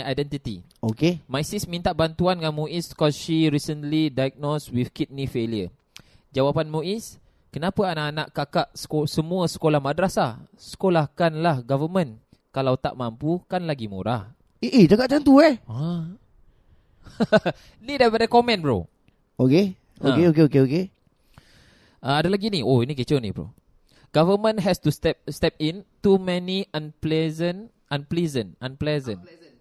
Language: Malay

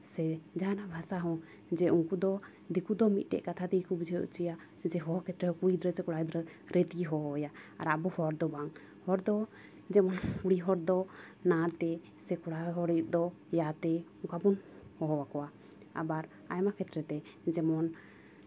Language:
Santali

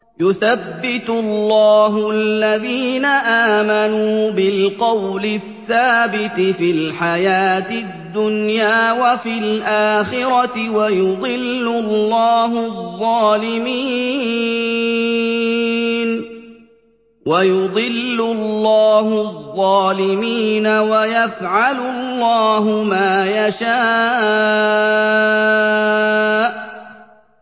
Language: Arabic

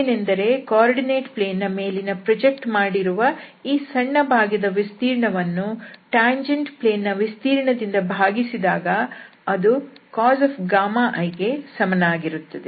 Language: Kannada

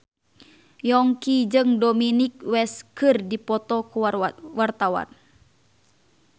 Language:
Sundanese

